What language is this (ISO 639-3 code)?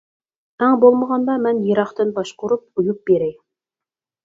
uig